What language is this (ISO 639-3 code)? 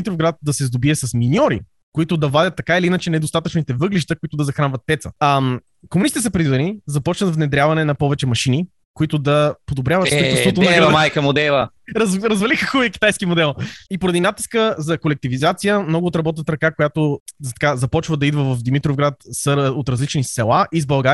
bul